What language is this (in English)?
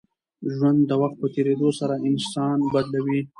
Pashto